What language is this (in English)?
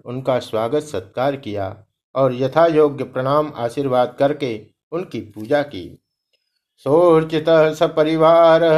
Hindi